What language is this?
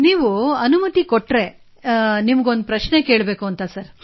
Kannada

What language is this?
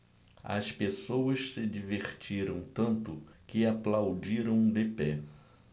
Portuguese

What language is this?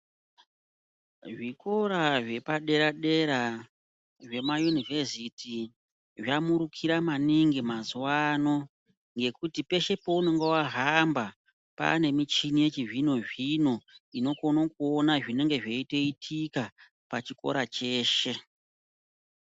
Ndau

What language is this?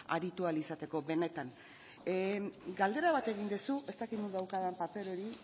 Basque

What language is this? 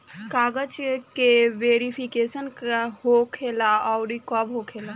Bhojpuri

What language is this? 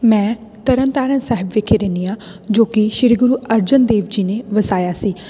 Punjabi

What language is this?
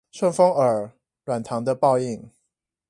Chinese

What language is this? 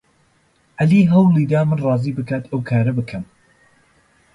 Central Kurdish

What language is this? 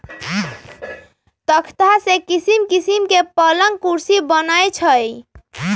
Magahi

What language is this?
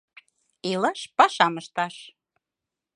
Mari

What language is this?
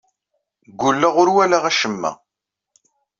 Kabyle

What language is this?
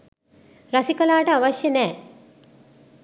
Sinhala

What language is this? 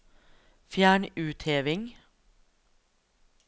Norwegian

